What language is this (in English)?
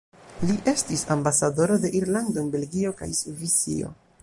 Esperanto